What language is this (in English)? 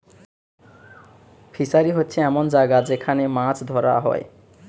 Bangla